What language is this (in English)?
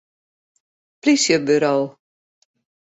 Western Frisian